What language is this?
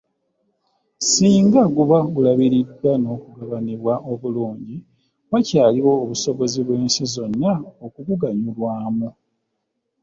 Ganda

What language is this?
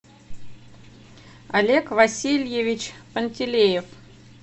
Russian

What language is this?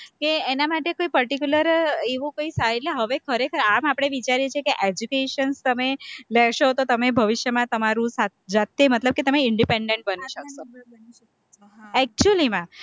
Gujarati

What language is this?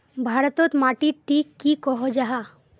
Magahi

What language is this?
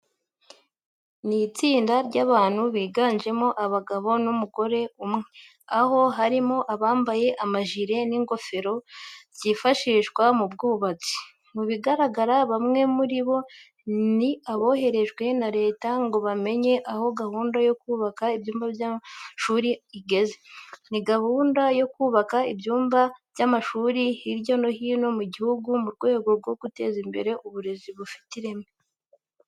Kinyarwanda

